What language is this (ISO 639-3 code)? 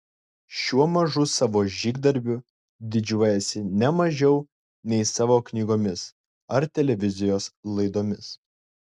lit